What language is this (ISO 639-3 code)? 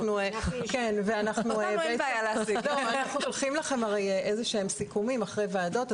heb